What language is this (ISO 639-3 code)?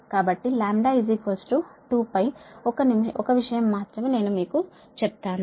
tel